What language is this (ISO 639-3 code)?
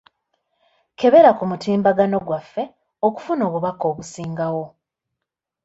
lug